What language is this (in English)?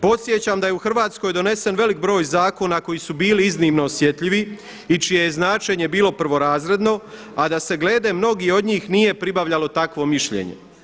Croatian